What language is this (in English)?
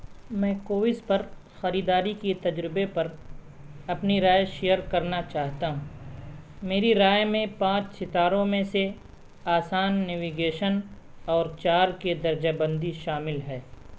Urdu